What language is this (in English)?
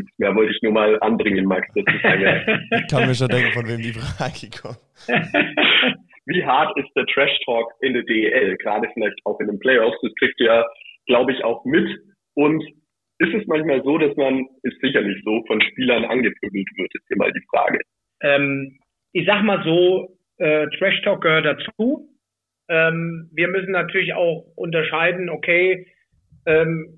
German